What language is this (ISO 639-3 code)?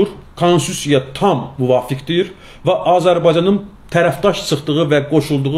tur